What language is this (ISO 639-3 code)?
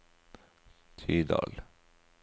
nor